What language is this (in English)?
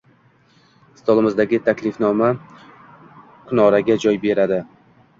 Uzbek